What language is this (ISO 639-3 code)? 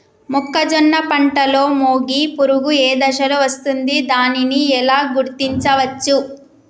tel